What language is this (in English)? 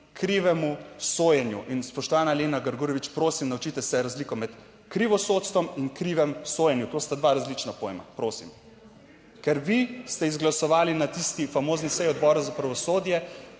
Slovenian